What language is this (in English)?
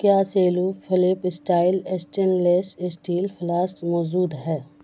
Urdu